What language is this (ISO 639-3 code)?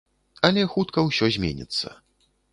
bel